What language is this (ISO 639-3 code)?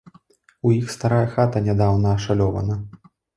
bel